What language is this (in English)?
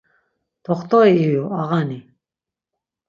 Laz